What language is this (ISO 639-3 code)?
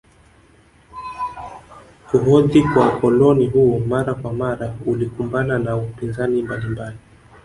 swa